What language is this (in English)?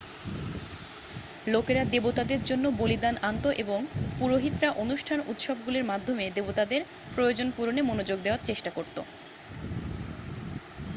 Bangla